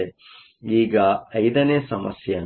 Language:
Kannada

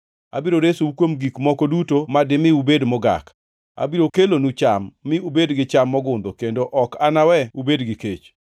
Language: Luo (Kenya and Tanzania)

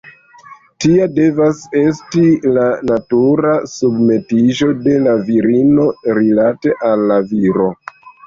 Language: Esperanto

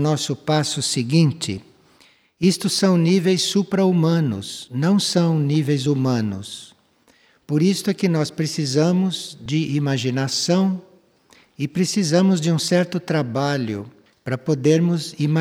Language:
Portuguese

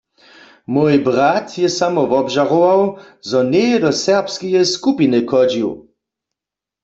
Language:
Upper Sorbian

